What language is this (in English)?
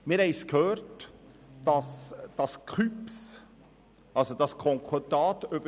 Swiss German